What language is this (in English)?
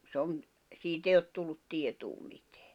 Finnish